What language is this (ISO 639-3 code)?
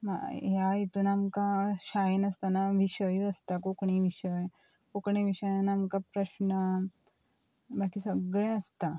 kok